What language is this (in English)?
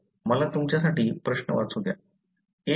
Marathi